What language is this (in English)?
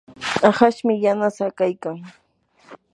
Yanahuanca Pasco Quechua